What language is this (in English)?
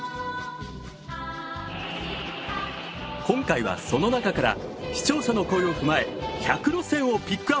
Japanese